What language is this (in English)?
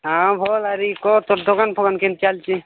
Odia